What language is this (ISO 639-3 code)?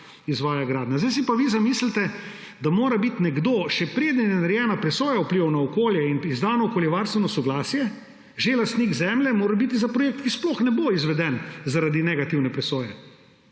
slv